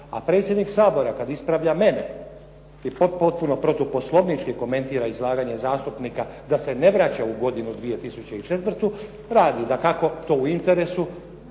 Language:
Croatian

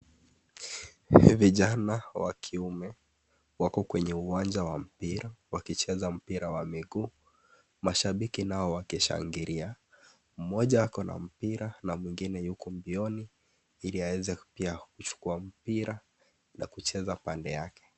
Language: Swahili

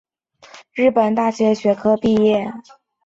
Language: Chinese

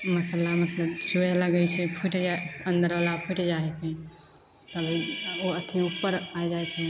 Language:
Maithili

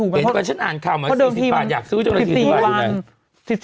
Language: Thai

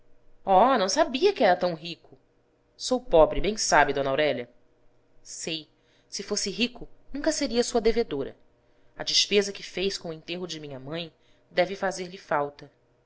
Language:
Portuguese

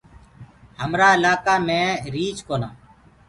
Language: Gurgula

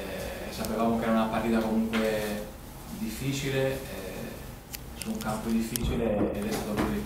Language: Italian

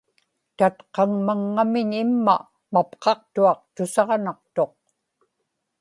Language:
Inupiaq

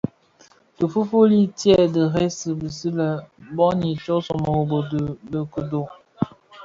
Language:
Bafia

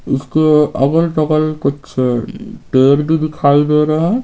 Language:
Hindi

